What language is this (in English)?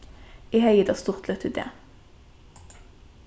Faroese